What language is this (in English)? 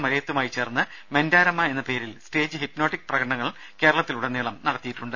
Malayalam